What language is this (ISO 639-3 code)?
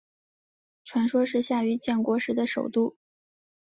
zho